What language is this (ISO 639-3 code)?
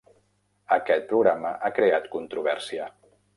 cat